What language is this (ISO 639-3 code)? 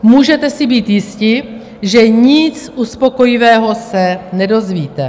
ces